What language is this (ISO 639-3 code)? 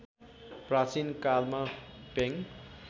nep